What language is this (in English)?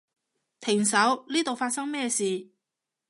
Cantonese